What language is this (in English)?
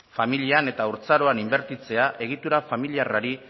Basque